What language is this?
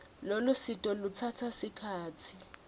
Swati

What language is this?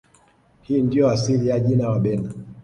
Swahili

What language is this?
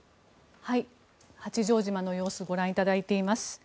Japanese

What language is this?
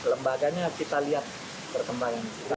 Indonesian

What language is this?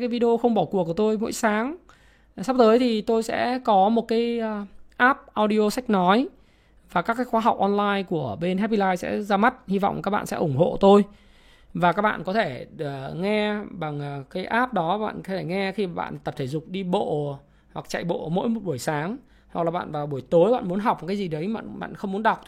Vietnamese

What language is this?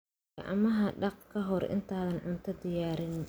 Somali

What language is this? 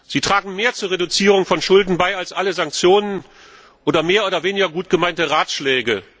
German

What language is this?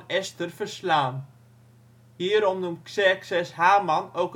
Dutch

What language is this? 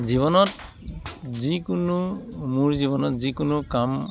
Assamese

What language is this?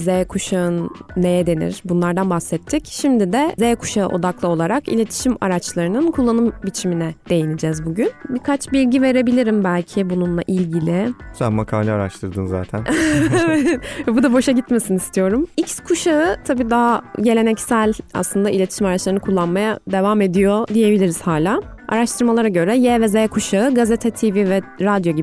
Turkish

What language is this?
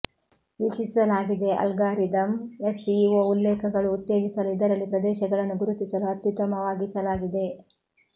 Kannada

